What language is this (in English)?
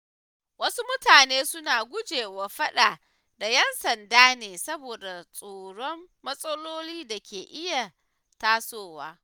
Hausa